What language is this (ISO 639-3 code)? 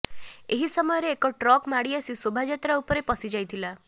ori